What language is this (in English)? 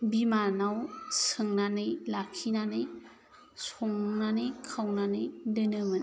Bodo